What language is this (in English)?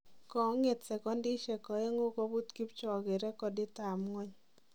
Kalenjin